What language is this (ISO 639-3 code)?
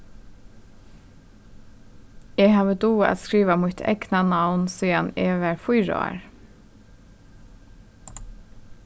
fao